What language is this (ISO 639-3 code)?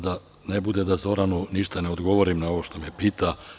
srp